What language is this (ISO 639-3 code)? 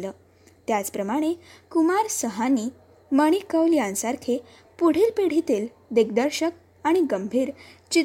mar